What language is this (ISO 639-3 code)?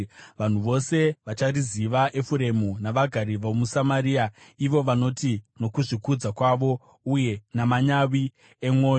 sna